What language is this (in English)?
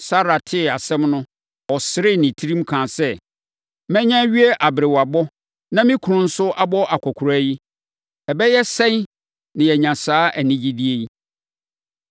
Akan